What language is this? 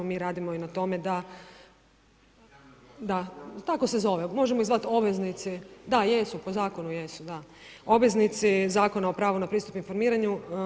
Croatian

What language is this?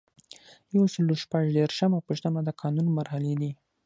Pashto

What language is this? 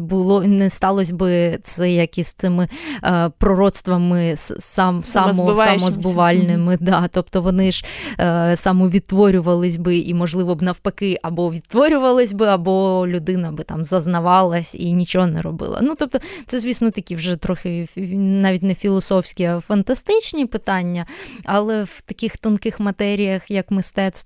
Ukrainian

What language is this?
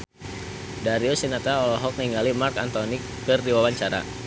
Sundanese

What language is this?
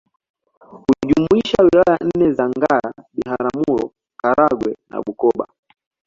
Swahili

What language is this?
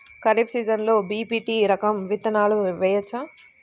Telugu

